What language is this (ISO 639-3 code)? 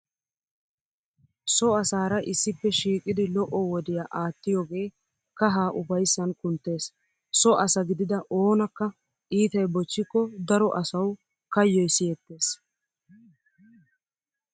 wal